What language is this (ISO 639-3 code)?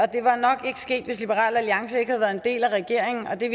dan